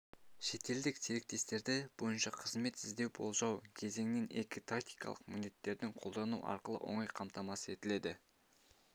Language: Kazakh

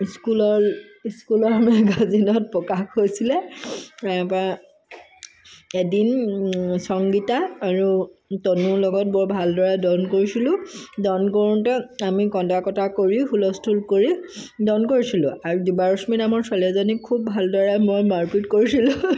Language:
Assamese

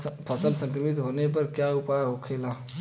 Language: Bhojpuri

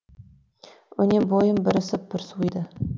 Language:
Kazakh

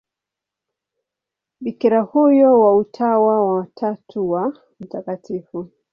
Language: Swahili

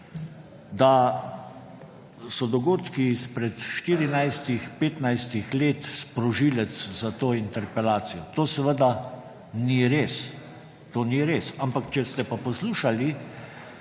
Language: Slovenian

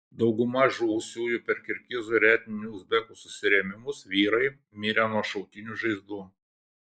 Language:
Lithuanian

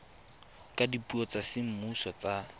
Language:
Tswana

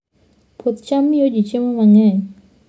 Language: Luo (Kenya and Tanzania)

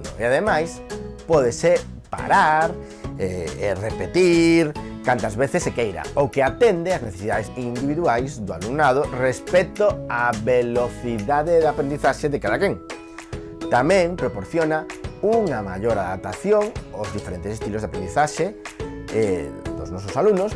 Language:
Galician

